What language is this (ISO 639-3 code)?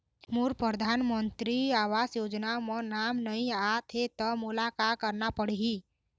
hne